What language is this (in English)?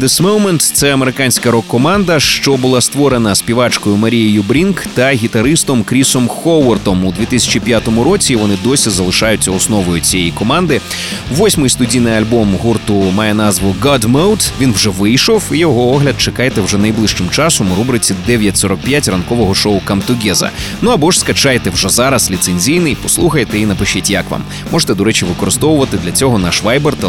Ukrainian